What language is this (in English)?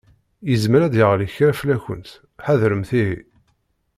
Kabyle